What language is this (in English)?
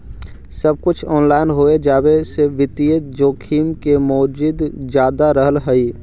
Magahi